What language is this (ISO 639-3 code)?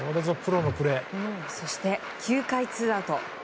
jpn